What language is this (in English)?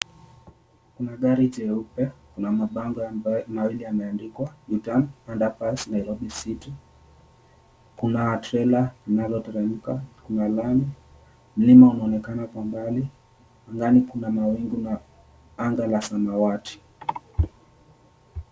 Swahili